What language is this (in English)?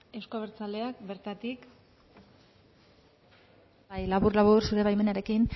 Basque